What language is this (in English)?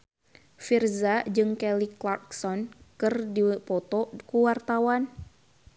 Sundanese